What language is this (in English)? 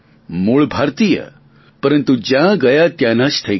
Gujarati